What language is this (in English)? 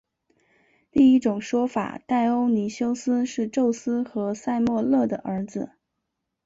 Chinese